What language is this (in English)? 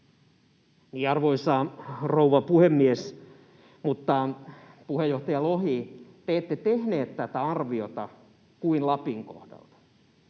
Finnish